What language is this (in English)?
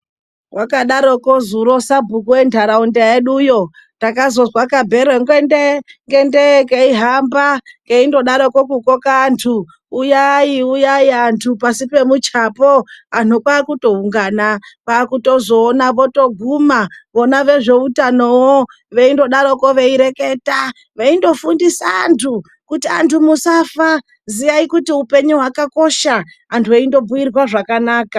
Ndau